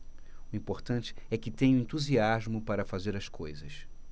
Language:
Portuguese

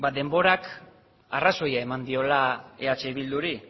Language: Basque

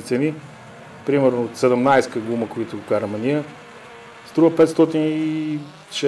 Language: Bulgarian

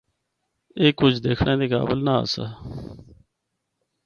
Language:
Northern Hindko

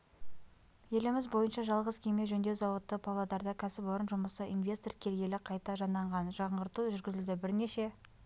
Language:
Kazakh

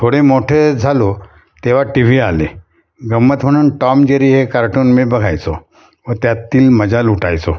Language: Marathi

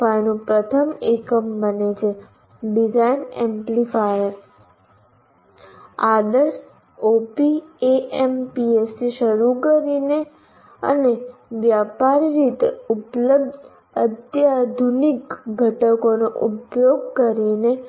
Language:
Gujarati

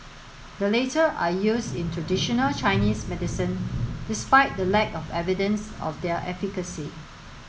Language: English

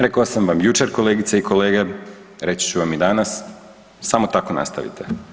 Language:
Croatian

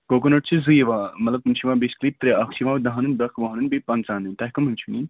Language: Kashmiri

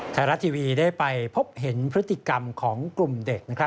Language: Thai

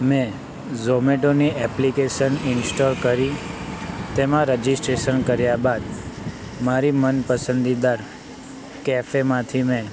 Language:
Gujarati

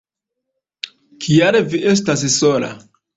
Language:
Esperanto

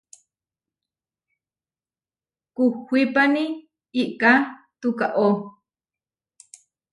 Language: Huarijio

